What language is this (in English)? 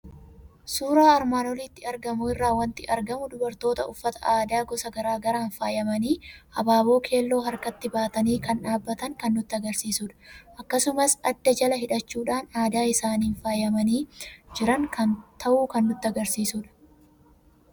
Oromo